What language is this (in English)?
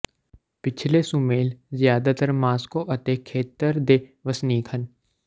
Punjabi